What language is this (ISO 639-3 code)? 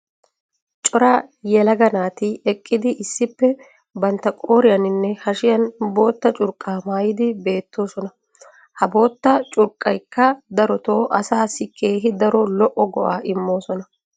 wal